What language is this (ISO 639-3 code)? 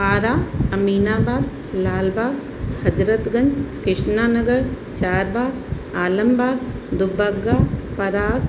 snd